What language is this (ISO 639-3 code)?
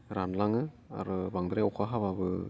brx